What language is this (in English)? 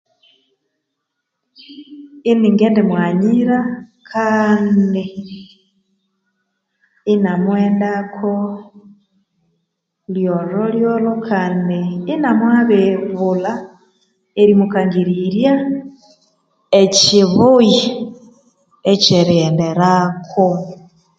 Konzo